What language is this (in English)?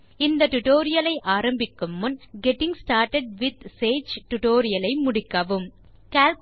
Tamil